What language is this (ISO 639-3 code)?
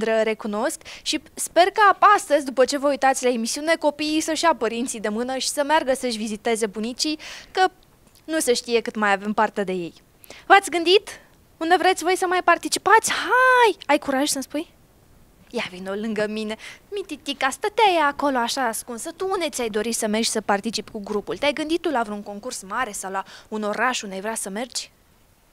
ron